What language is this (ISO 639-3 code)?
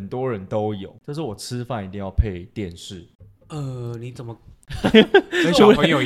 zho